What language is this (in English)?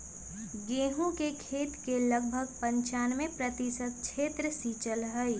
Magahi